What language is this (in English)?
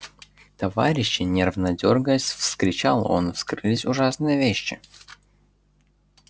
Russian